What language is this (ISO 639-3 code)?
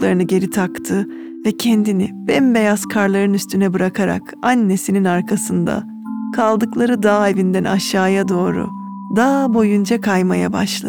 tur